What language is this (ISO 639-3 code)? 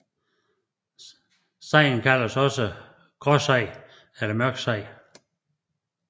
dan